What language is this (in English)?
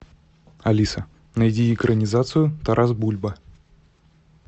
Russian